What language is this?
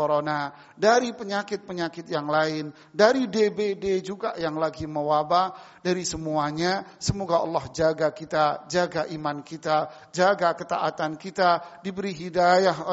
Indonesian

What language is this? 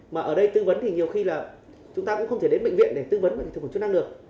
Vietnamese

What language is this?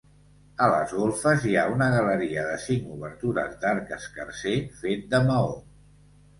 Catalan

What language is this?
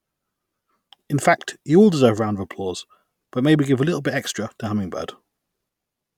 English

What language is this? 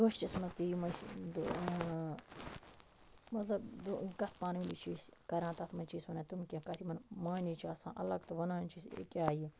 Kashmiri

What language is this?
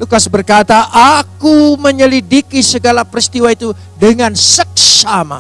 Indonesian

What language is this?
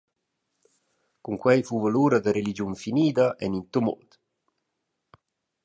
Romansh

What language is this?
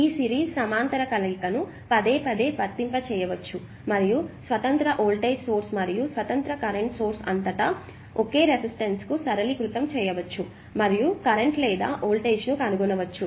Telugu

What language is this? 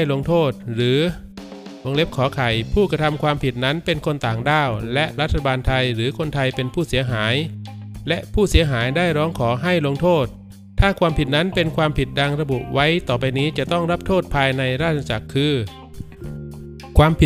Thai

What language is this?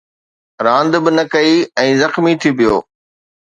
Sindhi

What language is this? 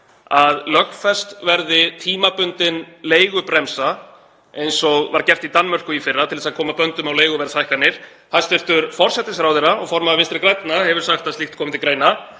Icelandic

